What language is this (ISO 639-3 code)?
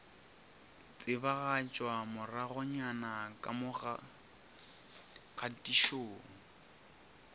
nso